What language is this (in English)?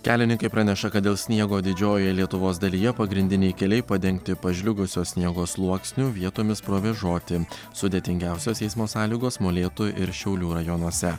Lithuanian